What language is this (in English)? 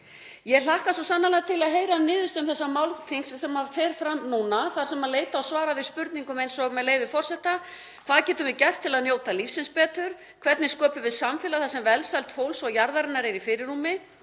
Icelandic